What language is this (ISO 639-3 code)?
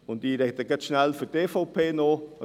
gsw